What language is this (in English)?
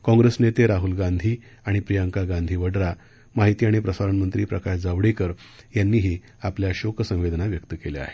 Marathi